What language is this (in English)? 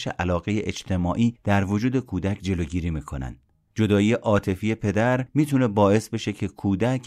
Persian